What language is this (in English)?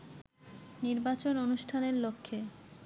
Bangla